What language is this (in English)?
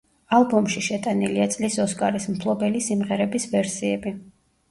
Georgian